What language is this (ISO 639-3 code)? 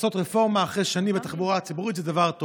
heb